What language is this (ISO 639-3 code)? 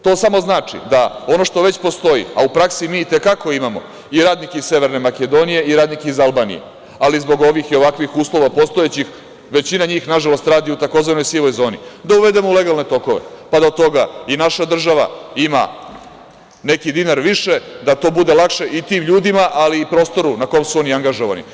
srp